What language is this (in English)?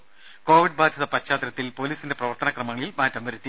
Malayalam